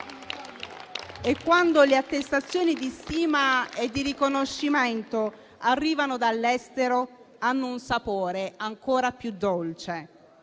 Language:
Italian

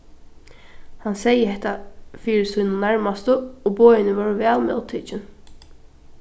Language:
Faroese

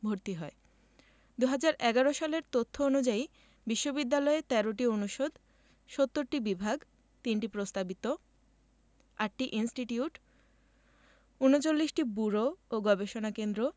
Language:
Bangla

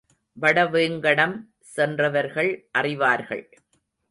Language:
Tamil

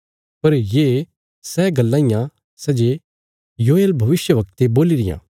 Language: Bilaspuri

